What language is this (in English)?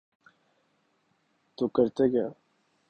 Urdu